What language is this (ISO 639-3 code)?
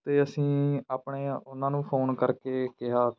pan